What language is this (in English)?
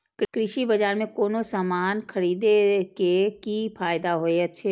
Maithili